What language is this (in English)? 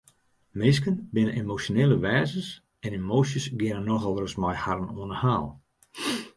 Western Frisian